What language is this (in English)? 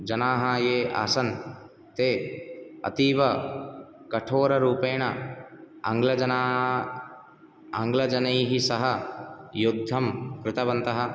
Sanskrit